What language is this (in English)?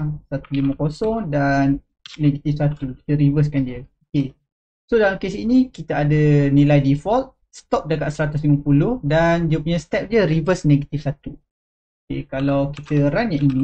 Malay